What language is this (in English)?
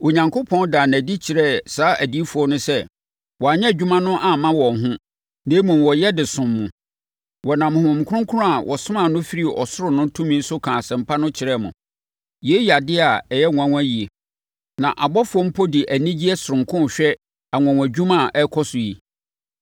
Akan